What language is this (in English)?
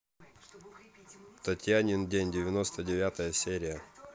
Russian